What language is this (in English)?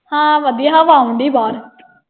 Punjabi